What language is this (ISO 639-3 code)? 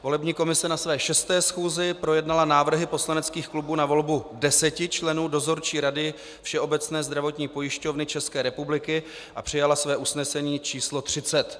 ces